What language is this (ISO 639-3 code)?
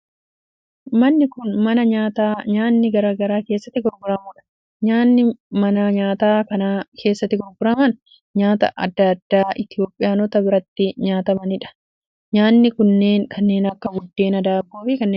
orm